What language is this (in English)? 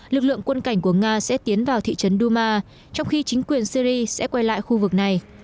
Vietnamese